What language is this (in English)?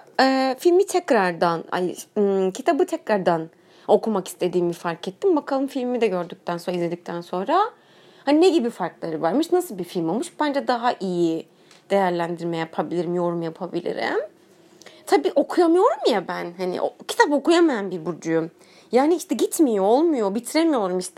Turkish